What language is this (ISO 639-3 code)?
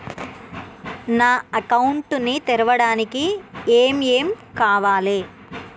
tel